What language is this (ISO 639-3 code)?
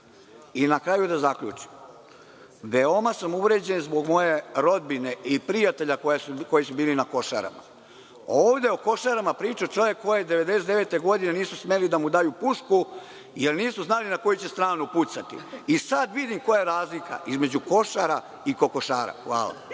srp